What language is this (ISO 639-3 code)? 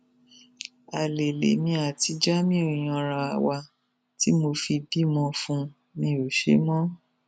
yor